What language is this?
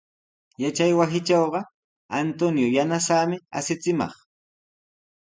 Sihuas Ancash Quechua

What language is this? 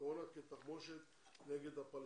Hebrew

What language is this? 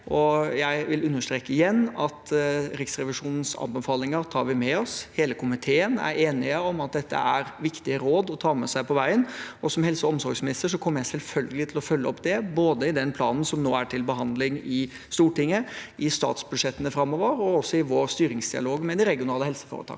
Norwegian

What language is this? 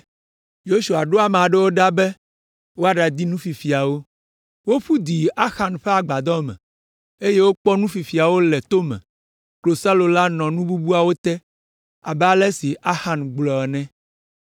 Ewe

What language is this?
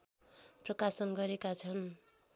Nepali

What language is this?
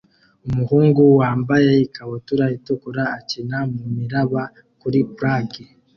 Kinyarwanda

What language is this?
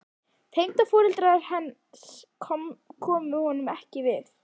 Icelandic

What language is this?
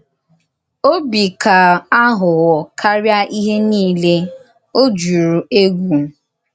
Igbo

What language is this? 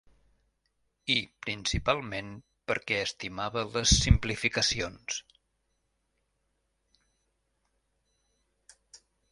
Catalan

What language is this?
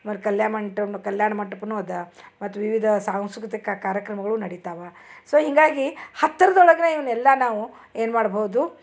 Kannada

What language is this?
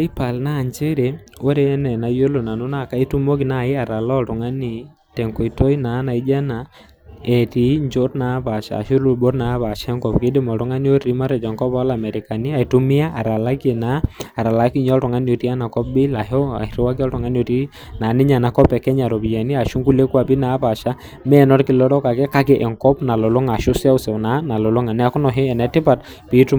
Masai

